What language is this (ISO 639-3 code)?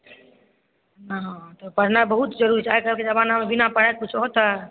mai